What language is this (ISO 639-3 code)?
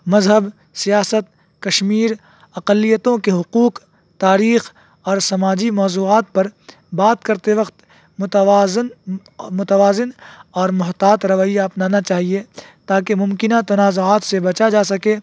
urd